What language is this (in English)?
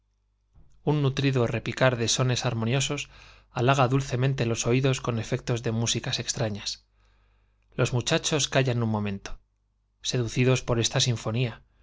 Spanish